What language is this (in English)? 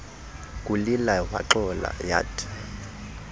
Xhosa